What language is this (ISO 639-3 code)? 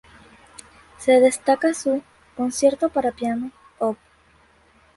spa